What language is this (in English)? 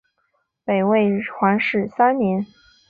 Chinese